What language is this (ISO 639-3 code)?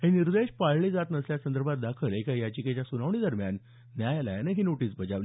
mar